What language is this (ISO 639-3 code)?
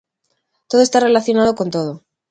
glg